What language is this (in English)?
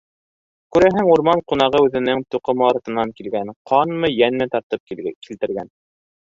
Bashkir